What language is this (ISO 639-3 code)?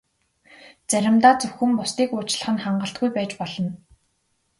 mon